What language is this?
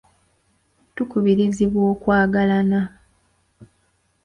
Ganda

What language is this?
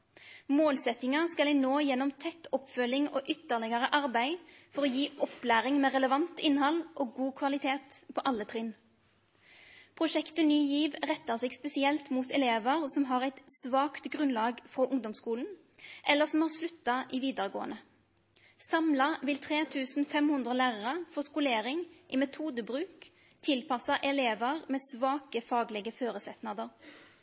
Norwegian Nynorsk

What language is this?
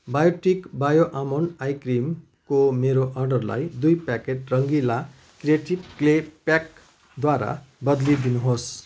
Nepali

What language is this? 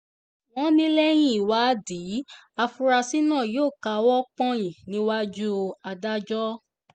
Yoruba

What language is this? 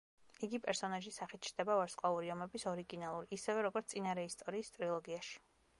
Georgian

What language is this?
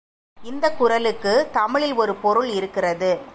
Tamil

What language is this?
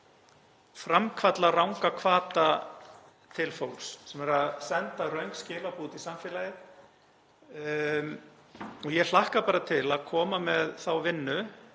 Icelandic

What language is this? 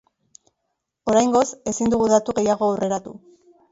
Basque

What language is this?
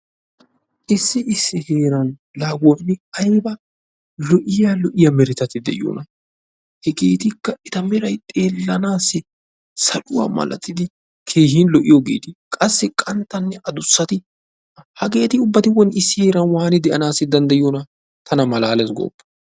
Wolaytta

